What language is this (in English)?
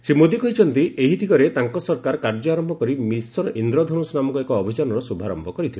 Odia